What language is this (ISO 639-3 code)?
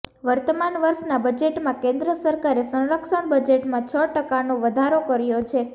guj